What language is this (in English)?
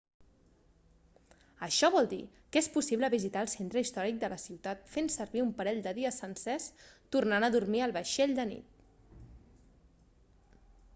Catalan